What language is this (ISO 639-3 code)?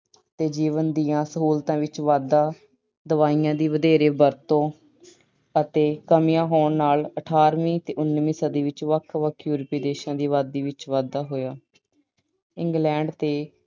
pan